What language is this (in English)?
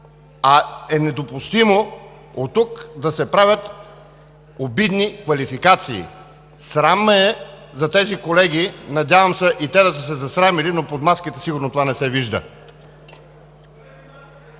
Bulgarian